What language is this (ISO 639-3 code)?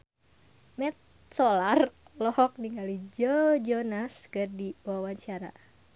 sun